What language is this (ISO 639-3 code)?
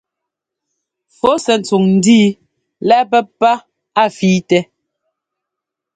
jgo